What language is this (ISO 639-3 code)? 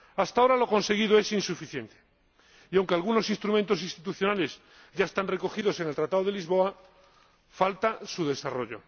spa